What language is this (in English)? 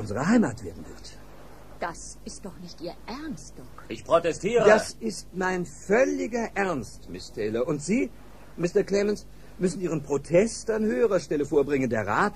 German